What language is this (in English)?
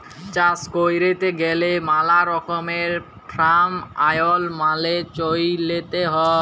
Bangla